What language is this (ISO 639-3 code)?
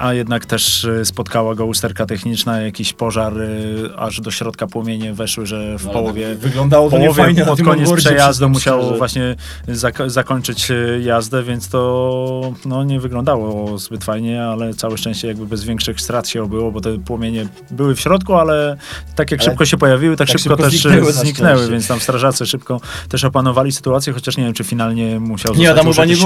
pol